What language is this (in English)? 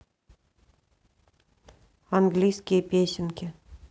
Russian